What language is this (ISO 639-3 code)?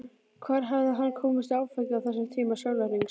isl